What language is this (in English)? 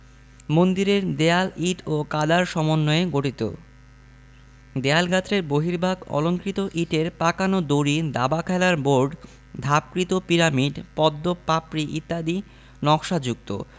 Bangla